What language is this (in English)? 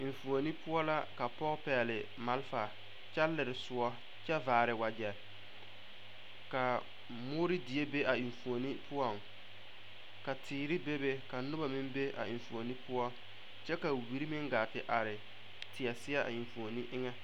Southern Dagaare